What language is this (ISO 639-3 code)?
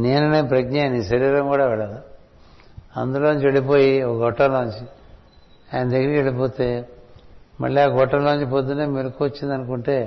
tel